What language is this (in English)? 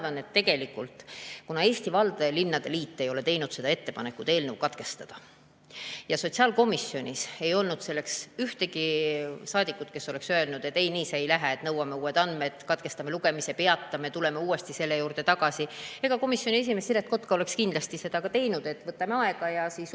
Estonian